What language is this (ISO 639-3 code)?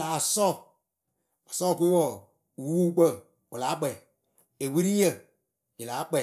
keu